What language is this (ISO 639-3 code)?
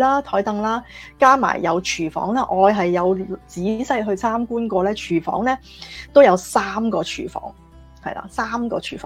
zho